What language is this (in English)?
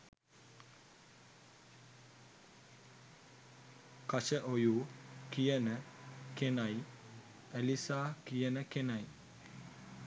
Sinhala